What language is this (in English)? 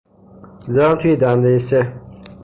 Persian